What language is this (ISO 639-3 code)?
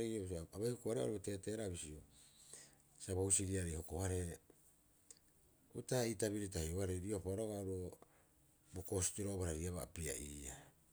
kyx